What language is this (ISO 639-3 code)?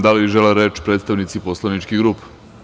srp